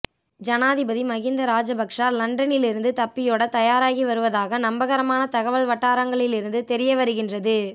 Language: Tamil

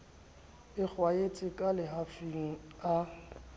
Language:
Southern Sotho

